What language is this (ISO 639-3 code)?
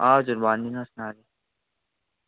nep